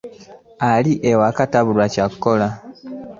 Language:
Ganda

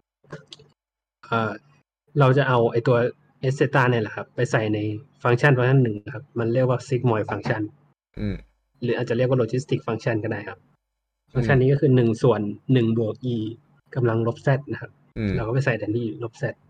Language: Thai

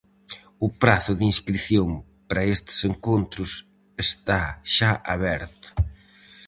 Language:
Galician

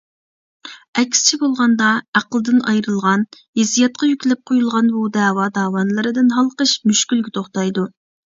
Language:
Uyghur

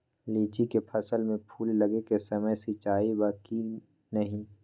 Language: Magahi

